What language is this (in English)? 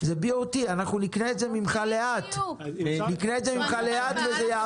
Hebrew